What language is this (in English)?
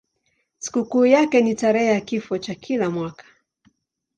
Swahili